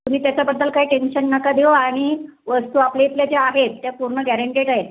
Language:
Marathi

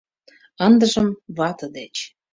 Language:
Mari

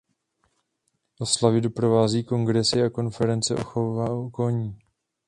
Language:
Czech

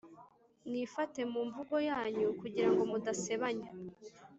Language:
Kinyarwanda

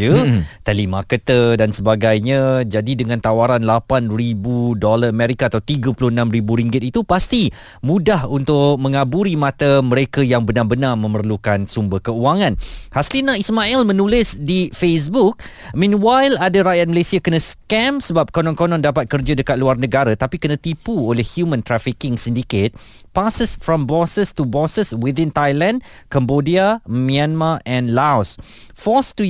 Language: Malay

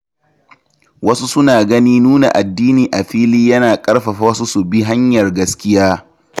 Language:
Hausa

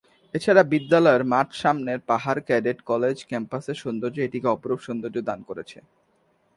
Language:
Bangla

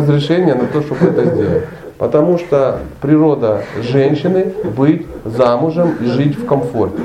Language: Russian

